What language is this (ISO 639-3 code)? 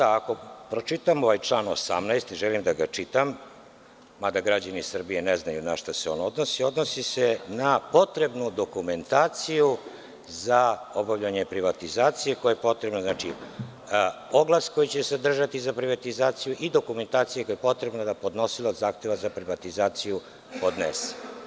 srp